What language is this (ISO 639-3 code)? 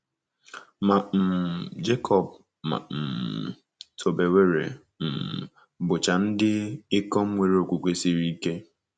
ibo